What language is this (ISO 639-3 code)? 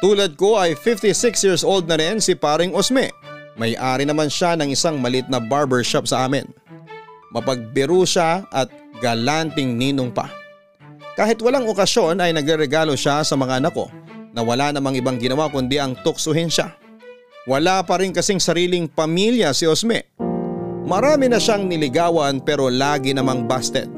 fil